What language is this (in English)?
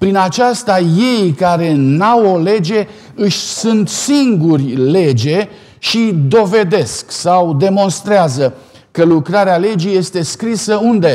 Romanian